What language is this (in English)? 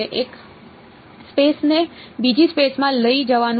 Gujarati